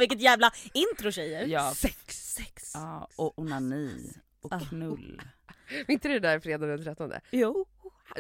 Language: Swedish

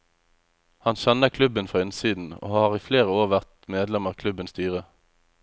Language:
Norwegian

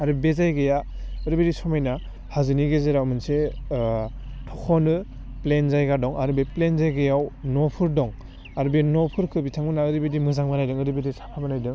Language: Bodo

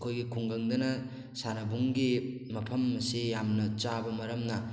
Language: Manipuri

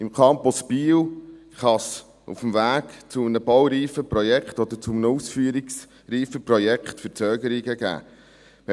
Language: Swiss German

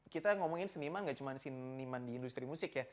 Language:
Indonesian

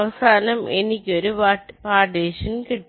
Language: Malayalam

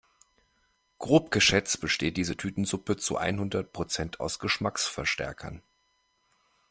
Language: German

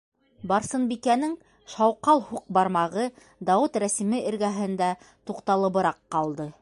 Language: Bashkir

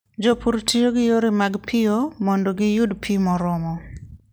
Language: Luo (Kenya and Tanzania)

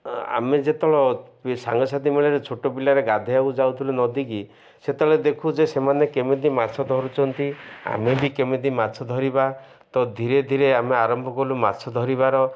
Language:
Odia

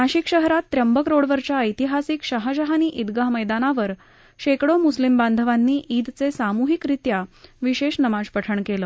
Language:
Marathi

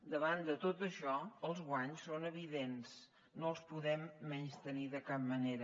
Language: Catalan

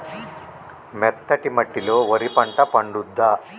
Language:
Telugu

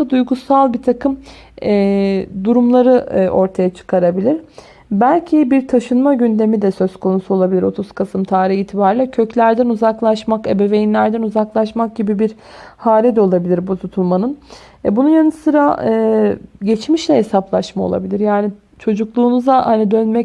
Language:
Turkish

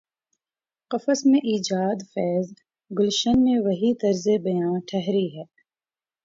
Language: Urdu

